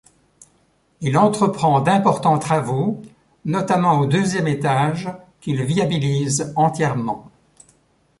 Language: French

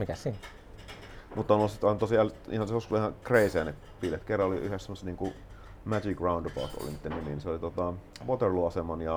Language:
Finnish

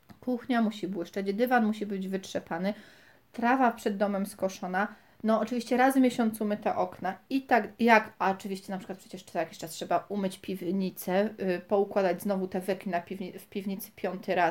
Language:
Polish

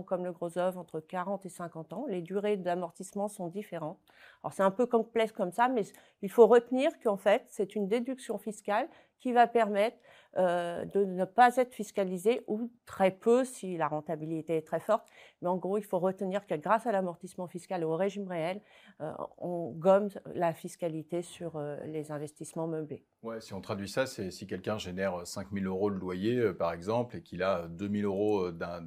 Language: French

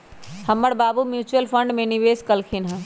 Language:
Magahi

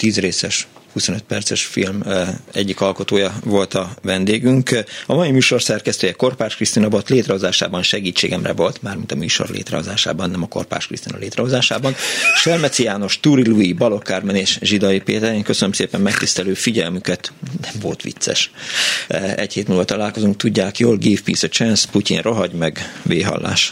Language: Hungarian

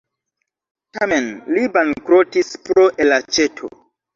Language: Esperanto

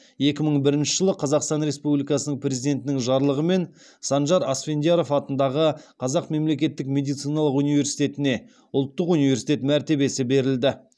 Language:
Kazakh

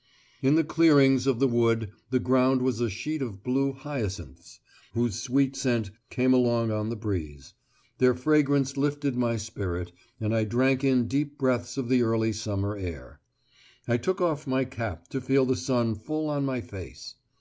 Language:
English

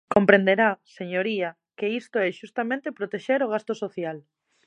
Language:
Galician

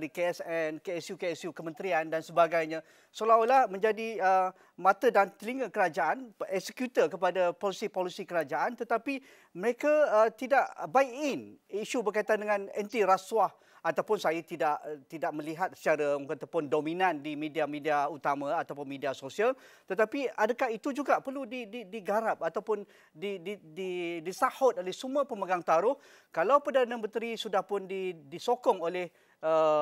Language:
Malay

